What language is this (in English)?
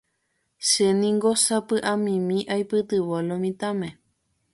Guarani